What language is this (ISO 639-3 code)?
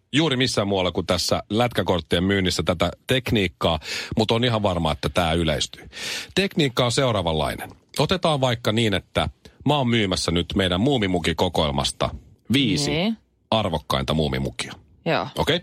fin